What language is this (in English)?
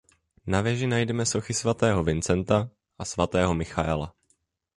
Czech